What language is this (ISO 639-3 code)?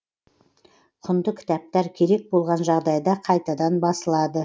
kaz